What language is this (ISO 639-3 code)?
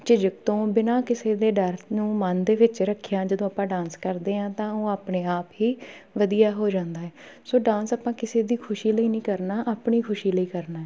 pan